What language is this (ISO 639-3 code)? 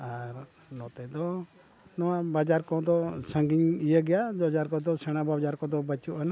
sat